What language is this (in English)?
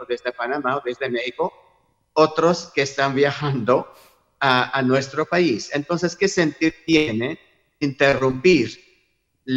Spanish